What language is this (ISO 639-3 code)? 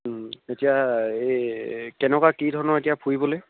asm